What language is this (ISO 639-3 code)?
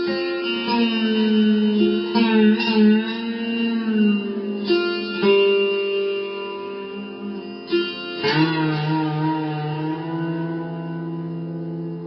ori